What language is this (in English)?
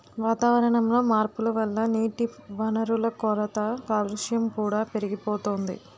Telugu